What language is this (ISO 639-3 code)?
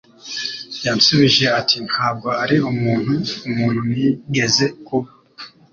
kin